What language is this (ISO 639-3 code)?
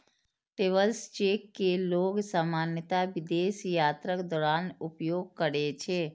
mai